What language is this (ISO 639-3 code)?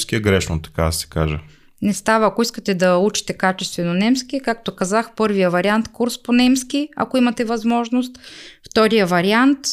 bul